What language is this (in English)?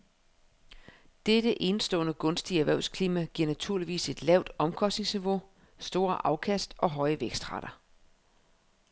Danish